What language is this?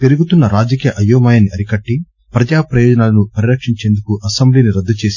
Telugu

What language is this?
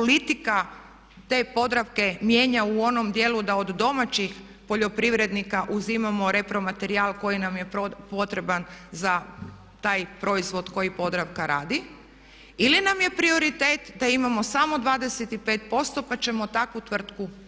Croatian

